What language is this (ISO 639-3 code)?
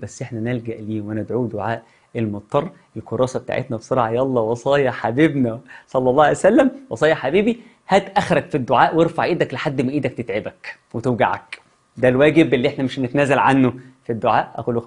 ara